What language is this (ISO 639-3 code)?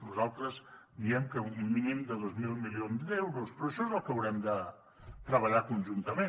cat